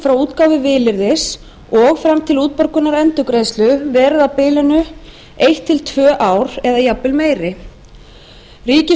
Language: Icelandic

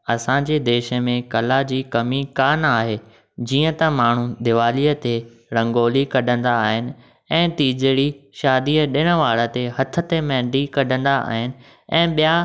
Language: Sindhi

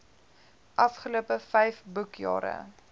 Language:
Afrikaans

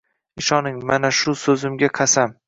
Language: Uzbek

